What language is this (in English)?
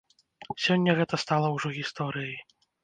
Belarusian